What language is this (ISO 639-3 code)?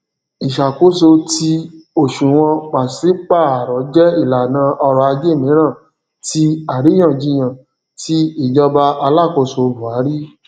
yor